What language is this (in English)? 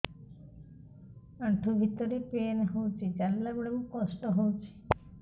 Odia